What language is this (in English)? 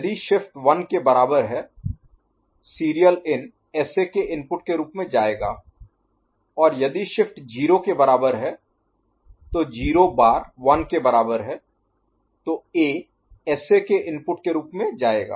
Hindi